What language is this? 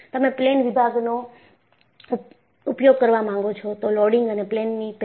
Gujarati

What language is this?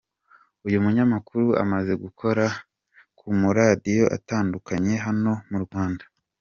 Kinyarwanda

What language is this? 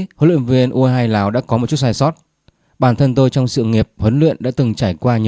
Vietnamese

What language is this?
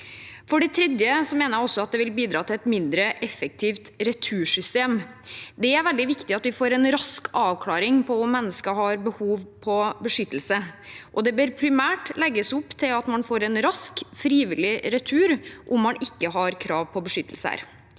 Norwegian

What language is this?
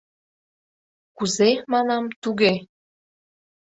Mari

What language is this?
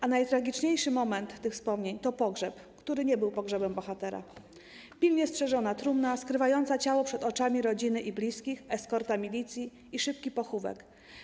Polish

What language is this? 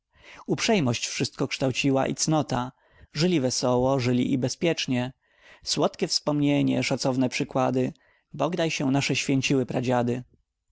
Polish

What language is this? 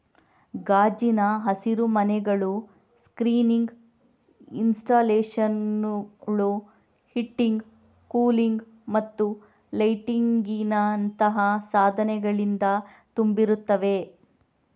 Kannada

